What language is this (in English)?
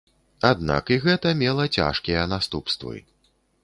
Belarusian